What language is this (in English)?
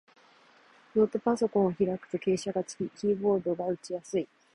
Japanese